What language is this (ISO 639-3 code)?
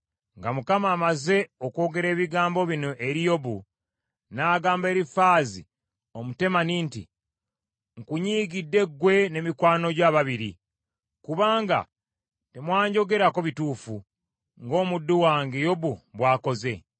lug